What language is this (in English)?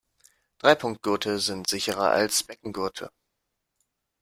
German